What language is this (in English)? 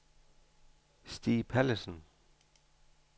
Danish